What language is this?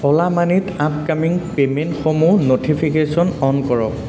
Assamese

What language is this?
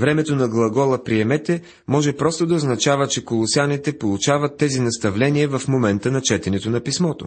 Bulgarian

